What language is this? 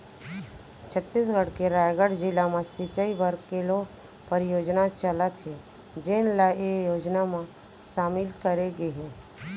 Chhattisgarhi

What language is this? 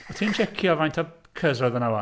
Welsh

